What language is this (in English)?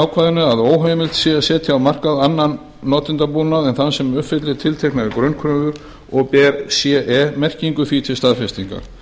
Icelandic